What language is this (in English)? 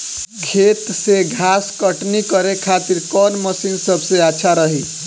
Bhojpuri